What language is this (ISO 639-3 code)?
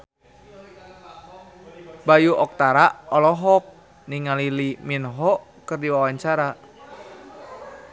sun